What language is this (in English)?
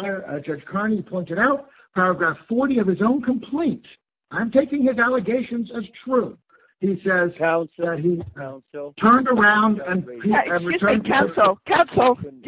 English